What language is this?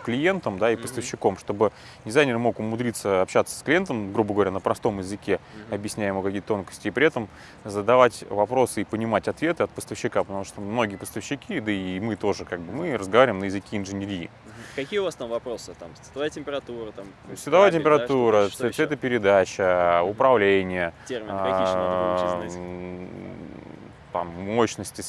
Russian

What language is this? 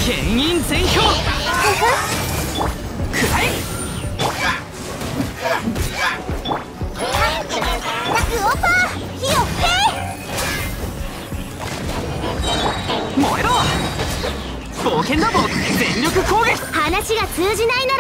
Japanese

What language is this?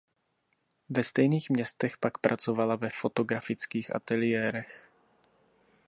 Czech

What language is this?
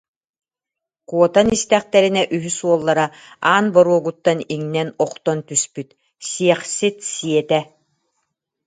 Yakut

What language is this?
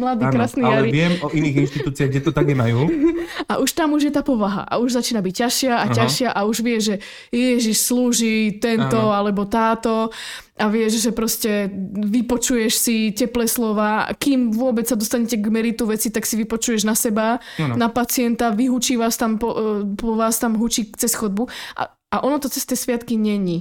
Slovak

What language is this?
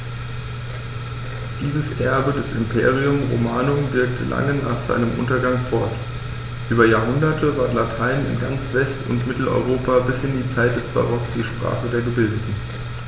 German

